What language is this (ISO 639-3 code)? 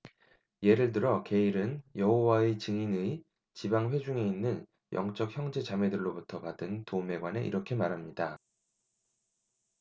kor